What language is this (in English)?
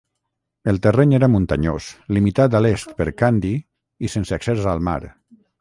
Catalan